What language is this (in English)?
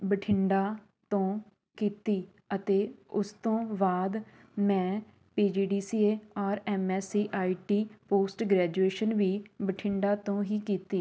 Punjabi